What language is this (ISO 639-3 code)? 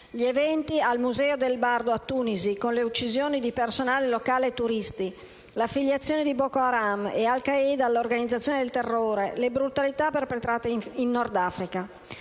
ita